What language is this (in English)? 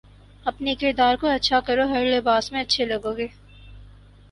Urdu